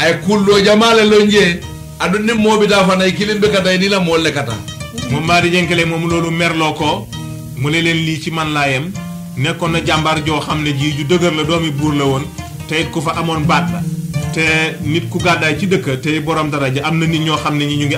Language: French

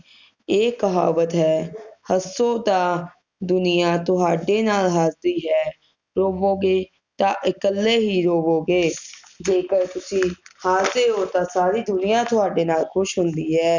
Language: Punjabi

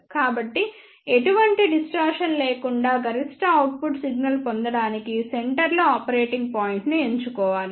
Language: Telugu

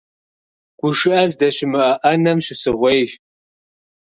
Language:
Kabardian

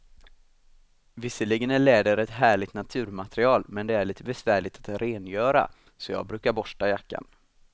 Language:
Swedish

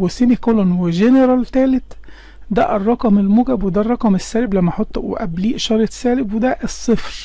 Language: Arabic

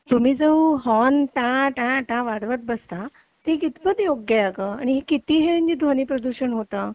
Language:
Marathi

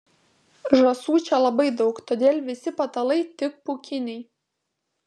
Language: Lithuanian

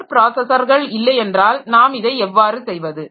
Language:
Tamil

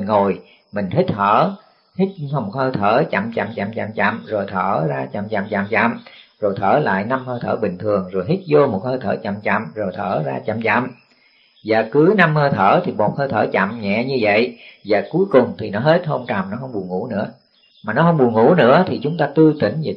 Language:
Vietnamese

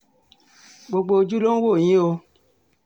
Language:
Yoruba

